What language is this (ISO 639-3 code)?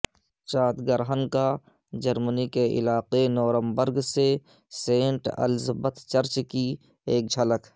urd